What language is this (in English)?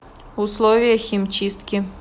Russian